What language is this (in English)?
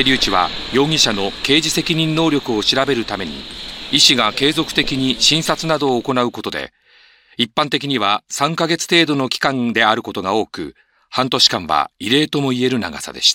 Japanese